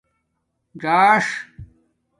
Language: Domaaki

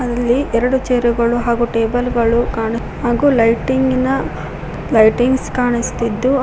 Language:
Kannada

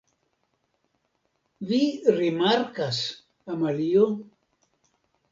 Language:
Esperanto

